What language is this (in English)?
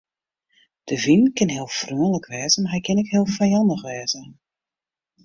Western Frisian